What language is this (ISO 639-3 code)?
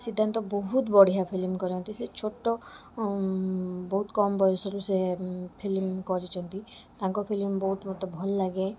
ori